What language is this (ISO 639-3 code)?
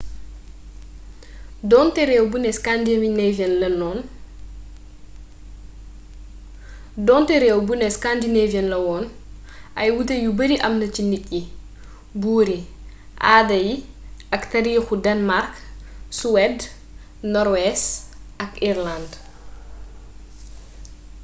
wol